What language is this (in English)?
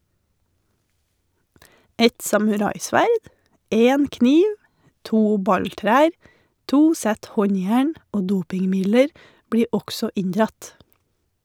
Norwegian